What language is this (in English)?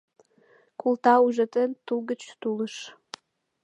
Mari